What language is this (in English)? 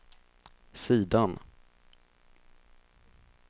Swedish